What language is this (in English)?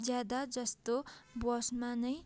Nepali